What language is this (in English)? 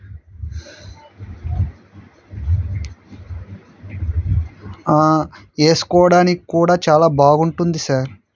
Telugu